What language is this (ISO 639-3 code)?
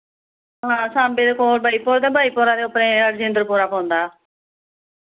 doi